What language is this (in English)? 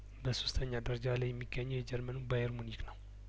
Amharic